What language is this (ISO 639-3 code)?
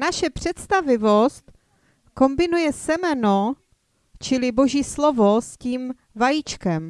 ces